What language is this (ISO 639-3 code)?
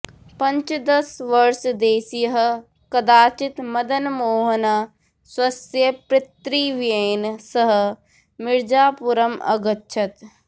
san